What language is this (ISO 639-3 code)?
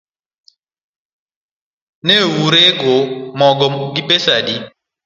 luo